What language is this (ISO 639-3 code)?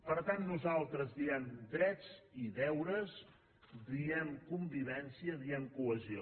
cat